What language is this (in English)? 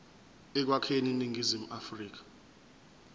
Zulu